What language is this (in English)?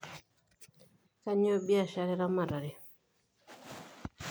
Masai